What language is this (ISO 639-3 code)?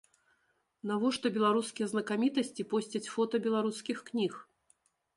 bel